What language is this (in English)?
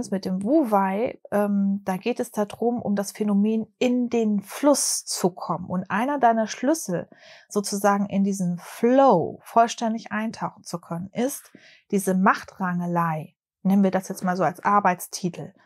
German